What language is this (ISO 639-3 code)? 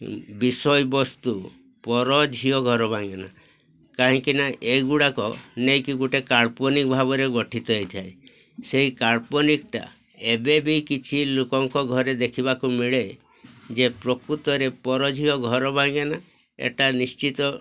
ori